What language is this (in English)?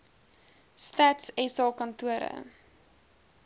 Afrikaans